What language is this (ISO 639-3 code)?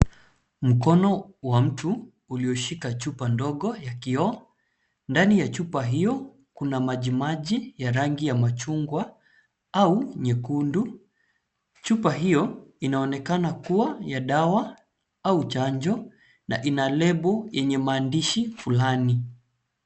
swa